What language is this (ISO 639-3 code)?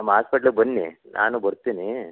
kan